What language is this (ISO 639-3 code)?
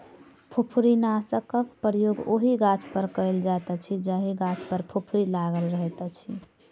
mai